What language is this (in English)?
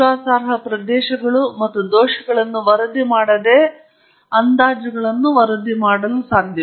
Kannada